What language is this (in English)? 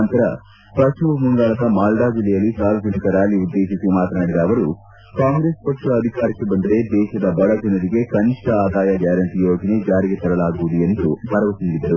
Kannada